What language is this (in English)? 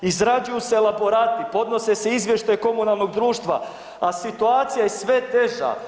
Croatian